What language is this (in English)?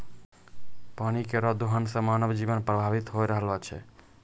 Maithili